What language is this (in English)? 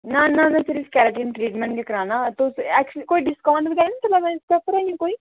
Dogri